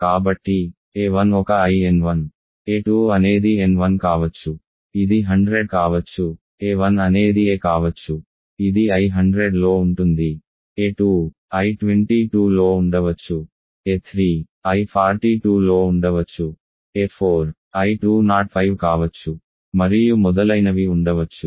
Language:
Telugu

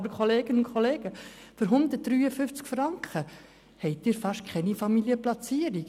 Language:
Swiss German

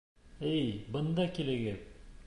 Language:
Bashkir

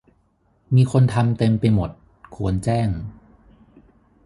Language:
Thai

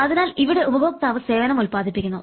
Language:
Malayalam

